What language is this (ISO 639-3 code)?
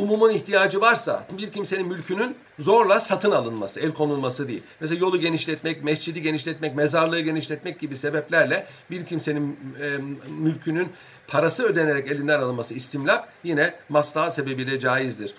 tur